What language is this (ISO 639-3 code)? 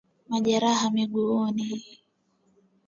swa